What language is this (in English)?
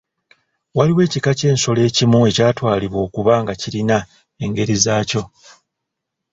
Ganda